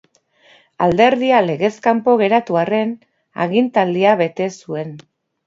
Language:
Basque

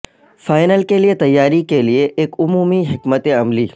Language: Urdu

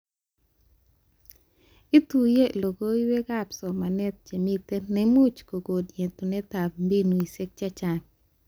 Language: Kalenjin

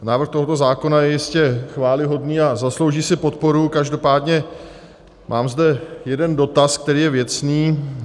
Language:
Czech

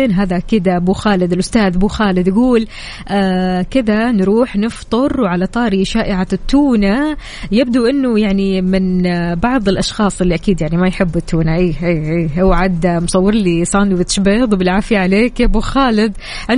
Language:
Arabic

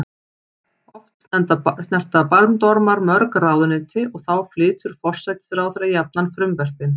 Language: Icelandic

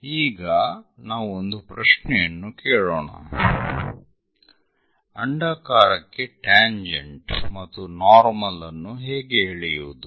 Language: Kannada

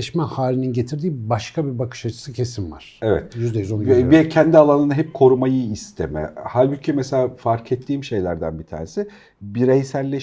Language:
Turkish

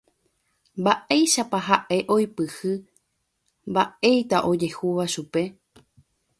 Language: Guarani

